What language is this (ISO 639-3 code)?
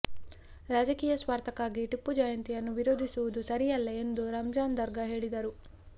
kan